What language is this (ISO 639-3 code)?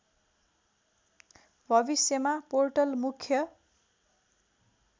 nep